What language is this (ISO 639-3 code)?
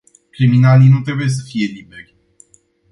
ron